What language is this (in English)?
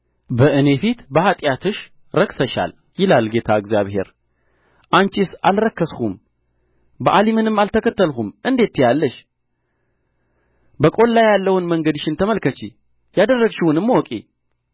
Amharic